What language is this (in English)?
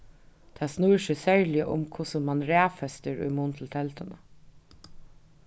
Faroese